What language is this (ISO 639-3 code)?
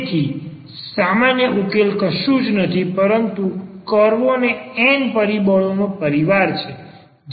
guj